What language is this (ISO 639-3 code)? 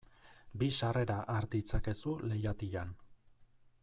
eus